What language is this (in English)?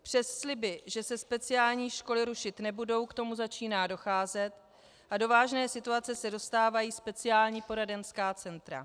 Czech